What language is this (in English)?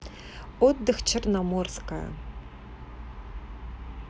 Russian